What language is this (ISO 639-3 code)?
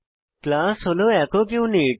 ben